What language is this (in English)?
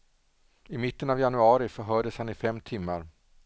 Swedish